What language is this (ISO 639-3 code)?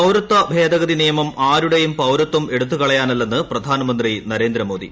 mal